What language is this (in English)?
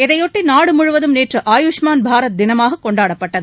Tamil